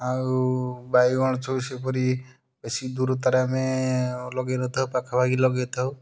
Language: Odia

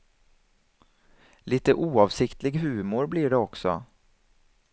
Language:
Swedish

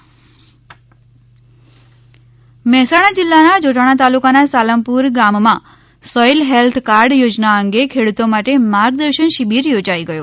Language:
Gujarati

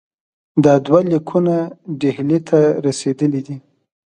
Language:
Pashto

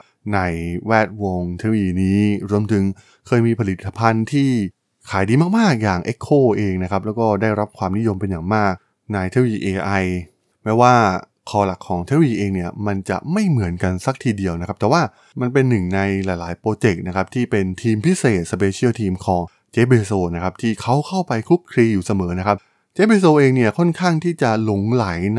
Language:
Thai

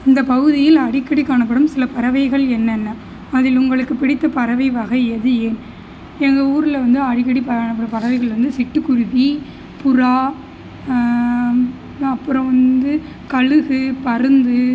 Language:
Tamil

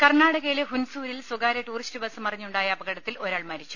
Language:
Malayalam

